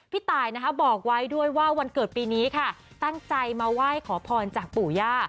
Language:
Thai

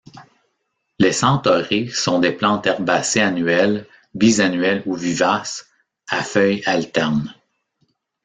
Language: French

